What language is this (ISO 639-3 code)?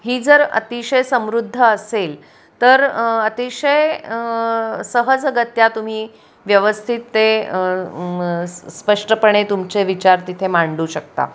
mar